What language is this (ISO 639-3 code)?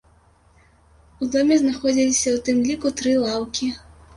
bel